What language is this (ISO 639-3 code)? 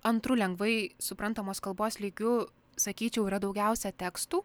lit